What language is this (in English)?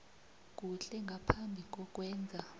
South Ndebele